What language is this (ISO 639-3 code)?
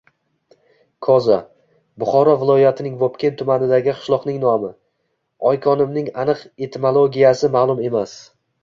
uzb